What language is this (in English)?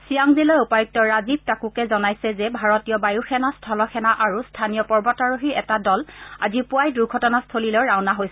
Assamese